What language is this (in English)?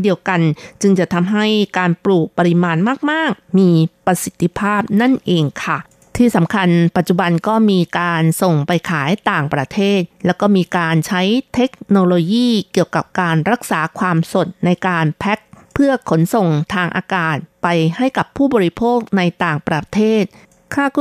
Thai